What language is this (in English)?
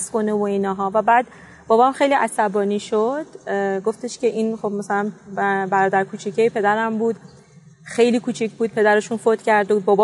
Persian